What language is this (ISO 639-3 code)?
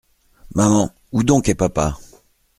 fra